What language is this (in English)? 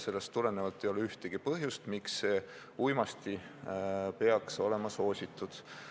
Estonian